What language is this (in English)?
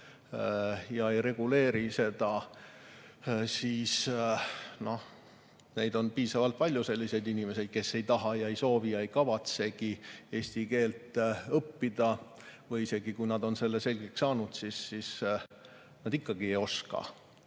Estonian